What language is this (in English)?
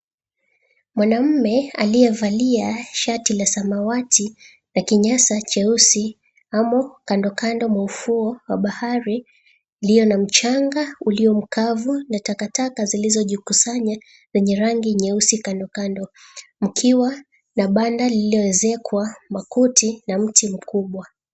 Swahili